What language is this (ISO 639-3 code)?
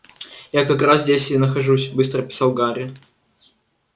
rus